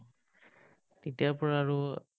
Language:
Assamese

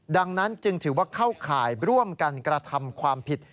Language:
Thai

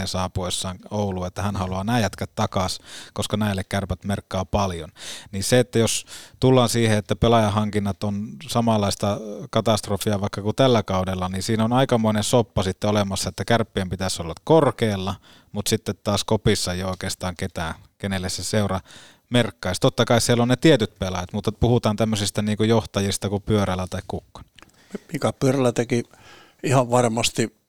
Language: Finnish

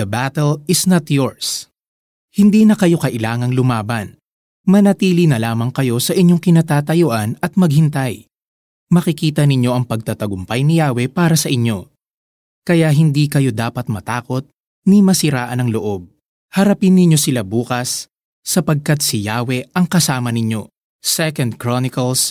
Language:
Filipino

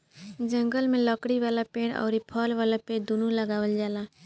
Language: Bhojpuri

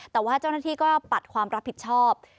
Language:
Thai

